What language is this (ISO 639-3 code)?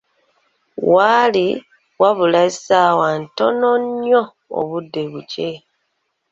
lug